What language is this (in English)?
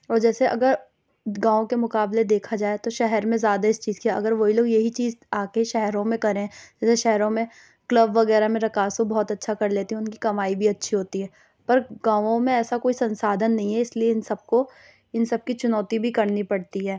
Urdu